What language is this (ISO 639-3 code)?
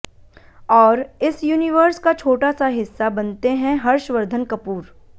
hin